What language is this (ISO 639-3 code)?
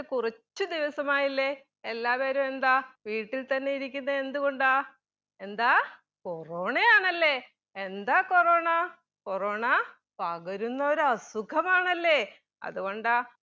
mal